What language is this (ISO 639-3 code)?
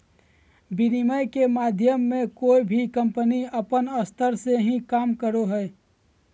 mag